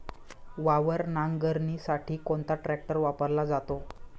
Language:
Marathi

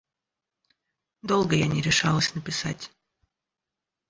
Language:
Russian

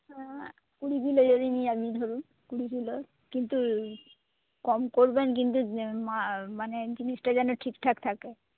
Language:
Bangla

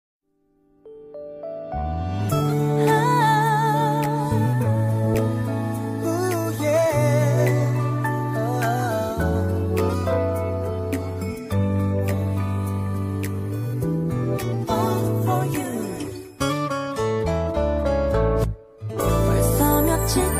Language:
Korean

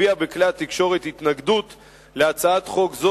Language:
Hebrew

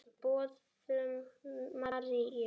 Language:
Icelandic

